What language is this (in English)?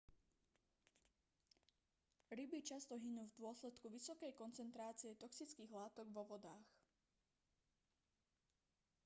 Slovak